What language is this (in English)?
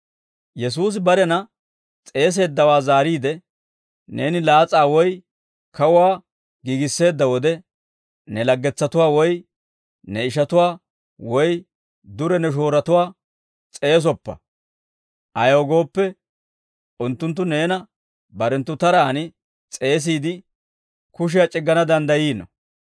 Dawro